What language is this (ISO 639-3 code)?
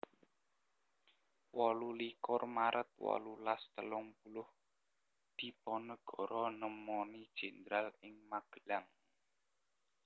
jav